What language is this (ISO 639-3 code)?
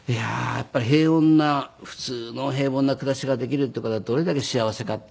jpn